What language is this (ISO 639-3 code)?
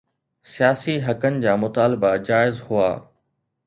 snd